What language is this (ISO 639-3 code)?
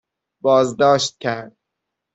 fas